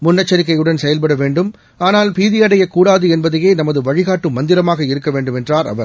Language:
Tamil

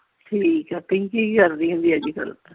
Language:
Punjabi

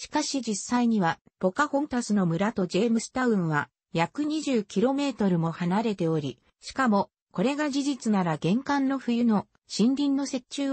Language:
Japanese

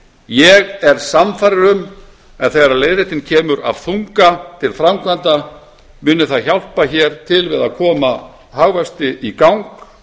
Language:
Icelandic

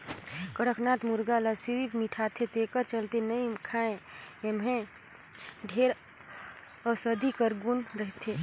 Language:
Chhattisgarhi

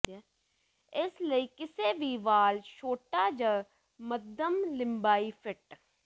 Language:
Punjabi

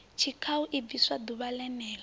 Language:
Venda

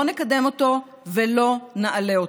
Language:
Hebrew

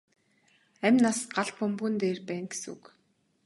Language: Mongolian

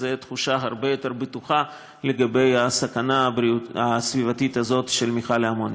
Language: Hebrew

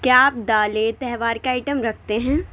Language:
Urdu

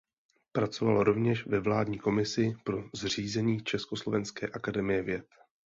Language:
Czech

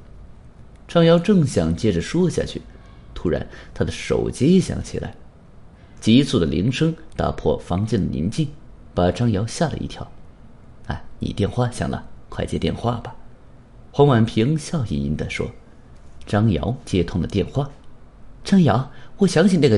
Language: Chinese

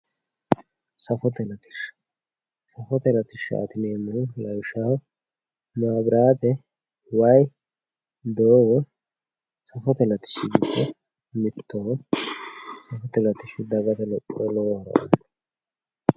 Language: Sidamo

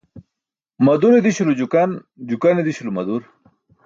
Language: Burushaski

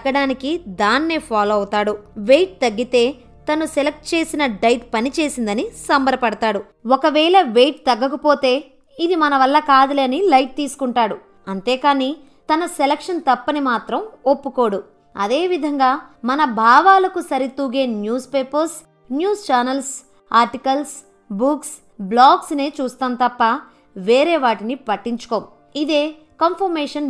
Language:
Telugu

